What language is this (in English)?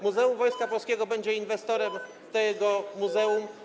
Polish